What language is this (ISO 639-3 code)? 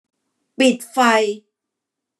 tha